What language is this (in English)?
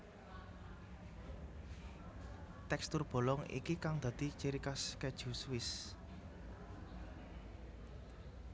Javanese